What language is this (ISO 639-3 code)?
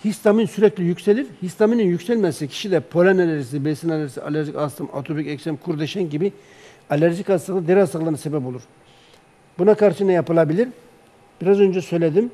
tur